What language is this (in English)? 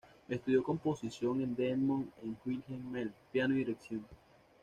Spanish